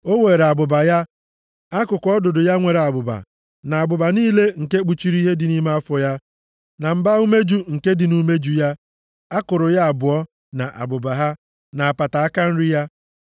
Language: Igbo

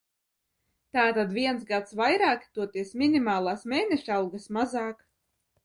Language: Latvian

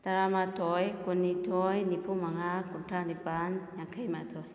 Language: Manipuri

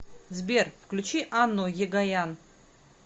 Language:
Russian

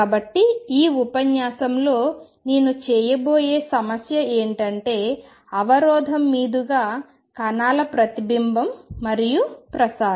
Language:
Telugu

